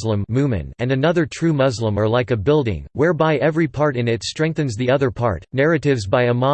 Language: English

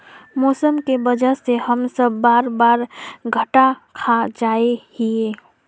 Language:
Magahi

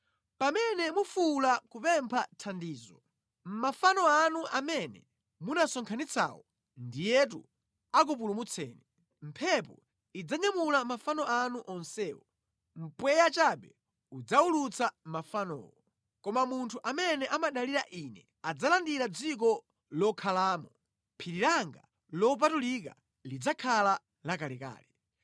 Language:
Nyanja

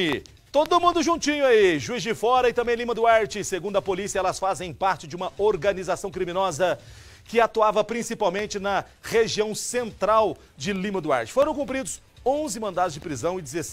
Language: Portuguese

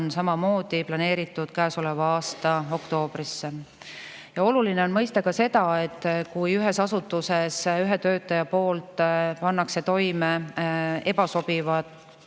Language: Estonian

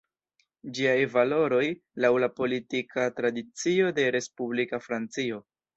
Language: Esperanto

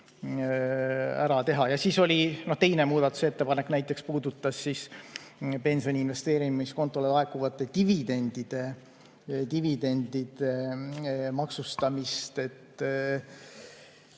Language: Estonian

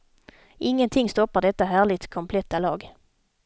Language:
Swedish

